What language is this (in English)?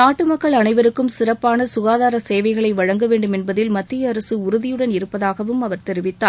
Tamil